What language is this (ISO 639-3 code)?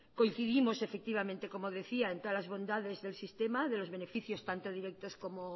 spa